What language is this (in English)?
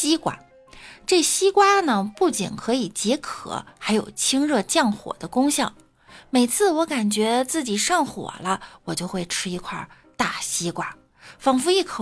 Chinese